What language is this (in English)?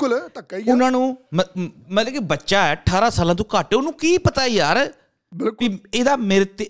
Punjabi